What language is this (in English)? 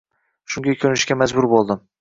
Uzbek